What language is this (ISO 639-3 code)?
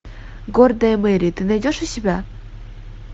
rus